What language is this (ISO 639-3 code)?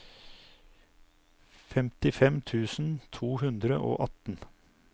nor